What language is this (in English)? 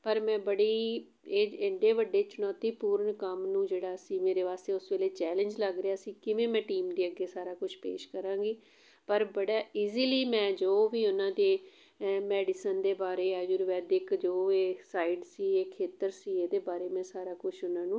Punjabi